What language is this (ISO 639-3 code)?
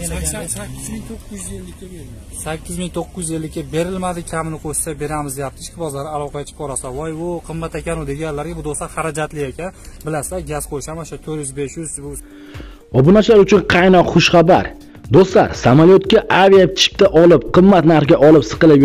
tur